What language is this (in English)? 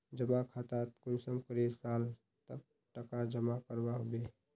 Magahi